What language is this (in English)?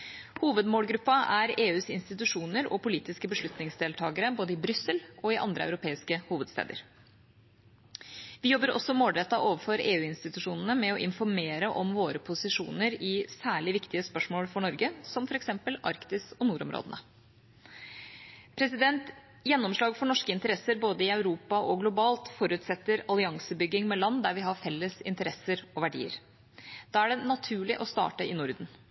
Norwegian Bokmål